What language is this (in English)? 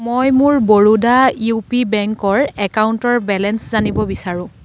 Assamese